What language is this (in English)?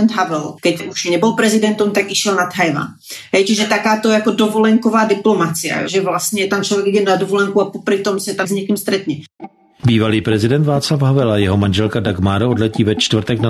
Czech